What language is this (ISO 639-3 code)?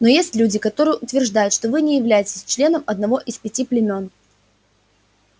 rus